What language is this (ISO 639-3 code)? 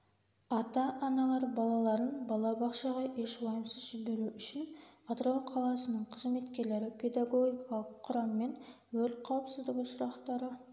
kaz